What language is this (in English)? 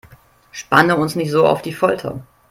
German